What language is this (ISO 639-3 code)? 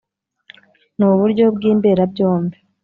kin